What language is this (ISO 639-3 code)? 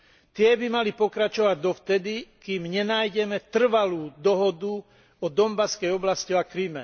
slk